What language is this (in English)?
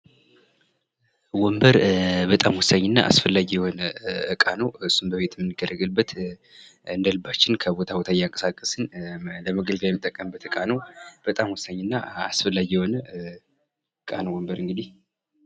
Amharic